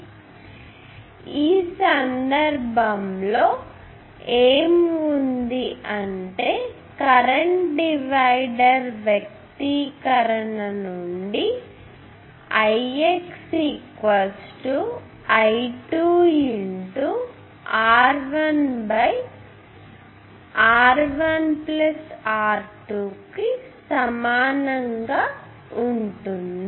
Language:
Telugu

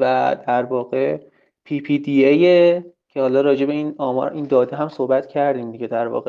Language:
Persian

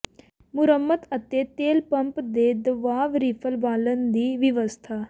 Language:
Punjabi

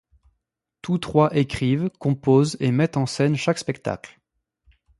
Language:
French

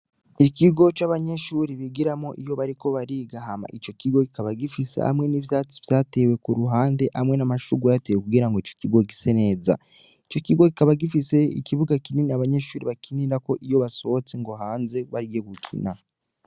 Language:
Rundi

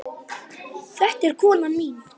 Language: Icelandic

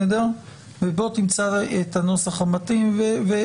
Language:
Hebrew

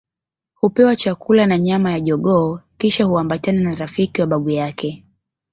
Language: Swahili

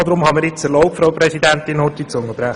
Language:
Swiss German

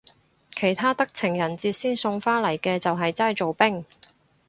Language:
Cantonese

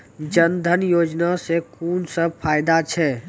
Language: Maithili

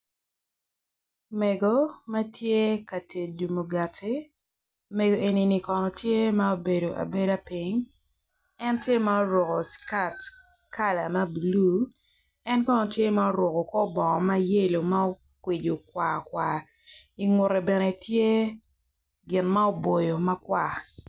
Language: Acoli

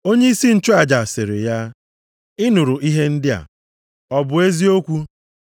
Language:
Igbo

